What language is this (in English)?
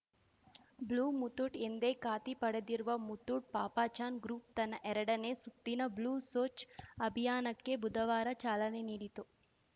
Kannada